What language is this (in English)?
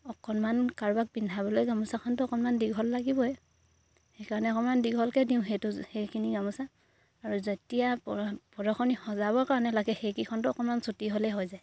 Assamese